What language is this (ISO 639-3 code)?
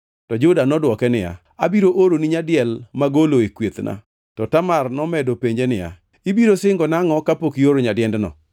luo